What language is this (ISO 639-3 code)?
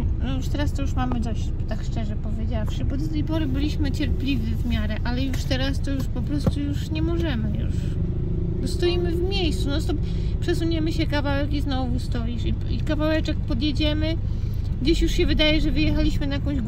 pol